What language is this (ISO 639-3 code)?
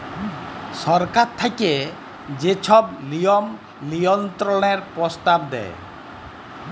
ben